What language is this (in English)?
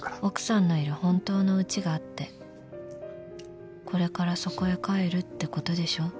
Japanese